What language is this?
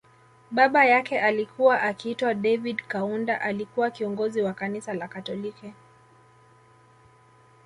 Swahili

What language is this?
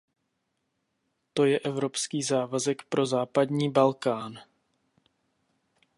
Czech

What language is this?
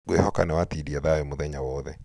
Kikuyu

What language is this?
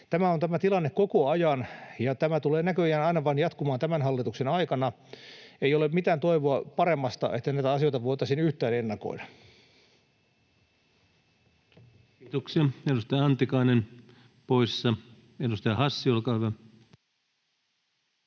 Finnish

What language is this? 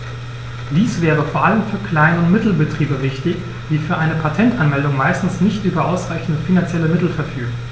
German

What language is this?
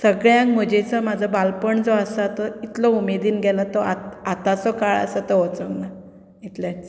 Konkani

